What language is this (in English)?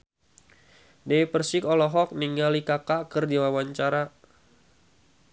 Sundanese